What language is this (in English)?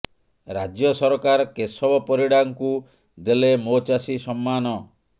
Odia